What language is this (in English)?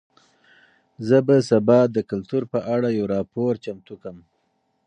Pashto